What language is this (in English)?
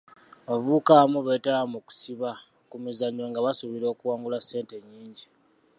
Ganda